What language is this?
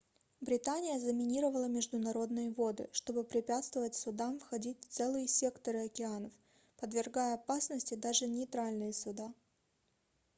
Russian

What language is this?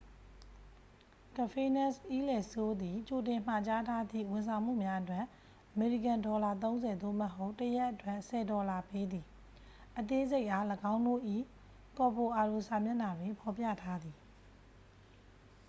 Burmese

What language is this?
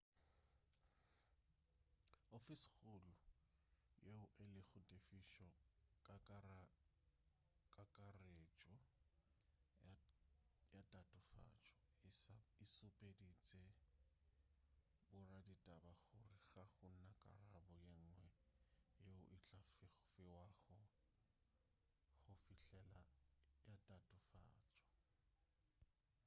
Northern Sotho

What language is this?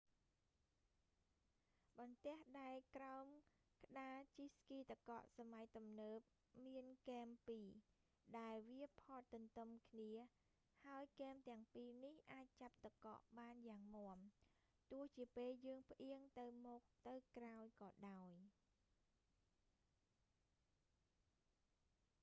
Khmer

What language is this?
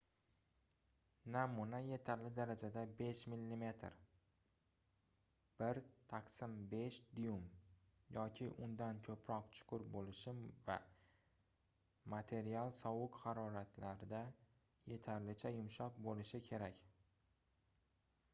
Uzbek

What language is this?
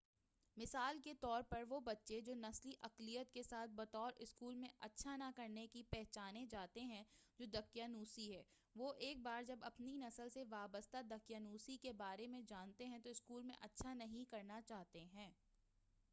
Urdu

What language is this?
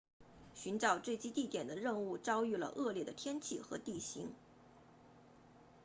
Chinese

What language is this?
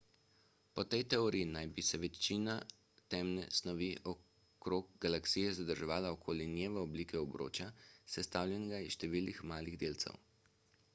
Slovenian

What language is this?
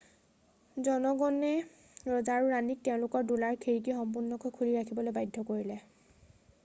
Assamese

